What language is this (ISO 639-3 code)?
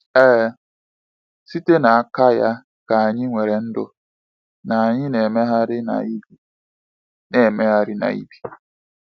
ibo